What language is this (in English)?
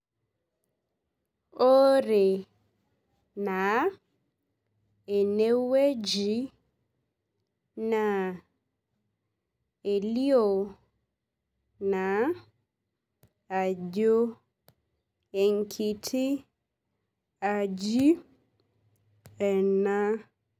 Masai